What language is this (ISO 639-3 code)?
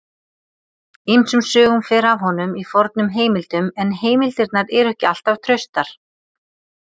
isl